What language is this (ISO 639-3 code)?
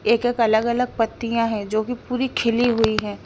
hin